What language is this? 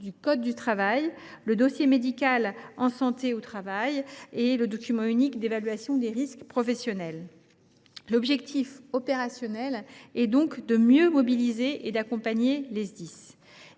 French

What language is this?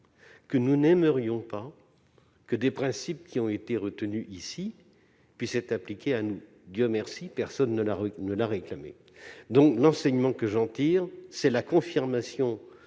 French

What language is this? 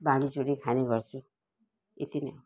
Nepali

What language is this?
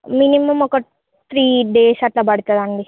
Telugu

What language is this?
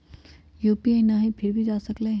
Magahi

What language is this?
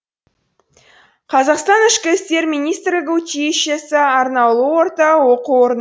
Kazakh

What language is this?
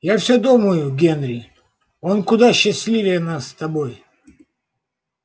Russian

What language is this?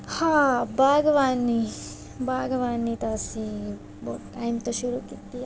Punjabi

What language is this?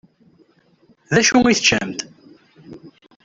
Kabyle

